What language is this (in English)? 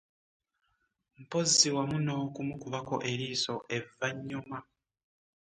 Ganda